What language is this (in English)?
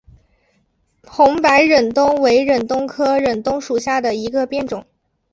Chinese